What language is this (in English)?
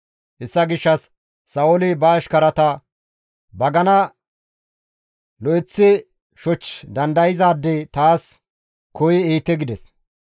Gamo